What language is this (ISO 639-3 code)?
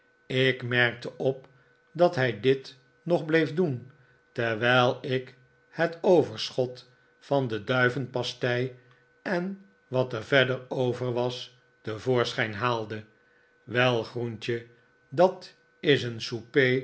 nld